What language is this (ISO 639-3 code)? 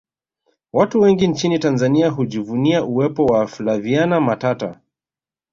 swa